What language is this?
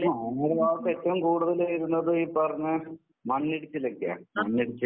Malayalam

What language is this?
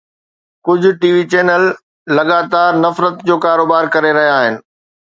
Sindhi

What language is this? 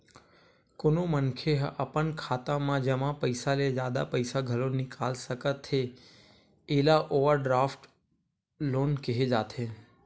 Chhattisgarhi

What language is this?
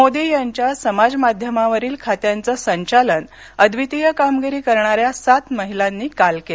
Marathi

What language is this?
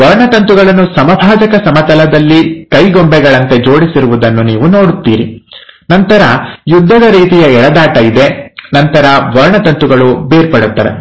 Kannada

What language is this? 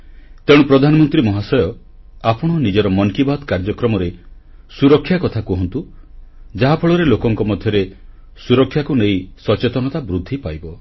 Odia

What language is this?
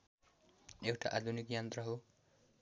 Nepali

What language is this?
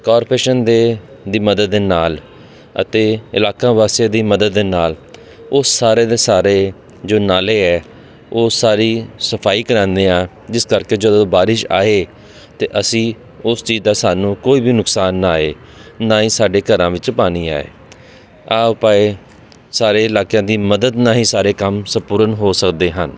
Punjabi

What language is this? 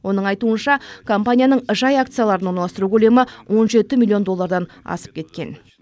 Kazakh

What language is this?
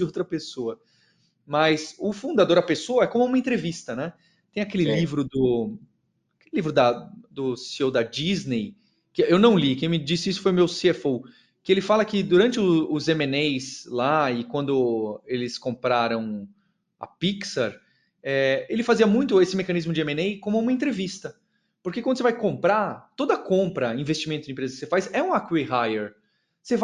Portuguese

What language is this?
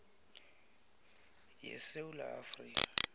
South Ndebele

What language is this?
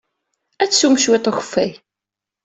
Kabyle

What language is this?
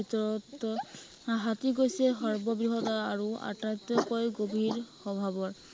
Assamese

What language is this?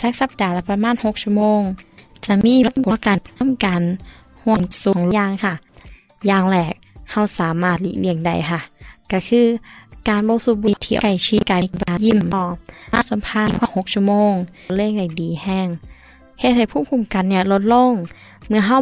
Thai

